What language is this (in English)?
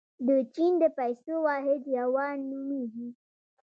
Pashto